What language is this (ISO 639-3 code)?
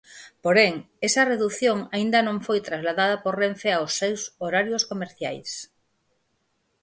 glg